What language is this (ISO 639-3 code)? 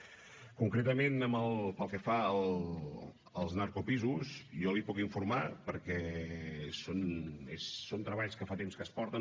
cat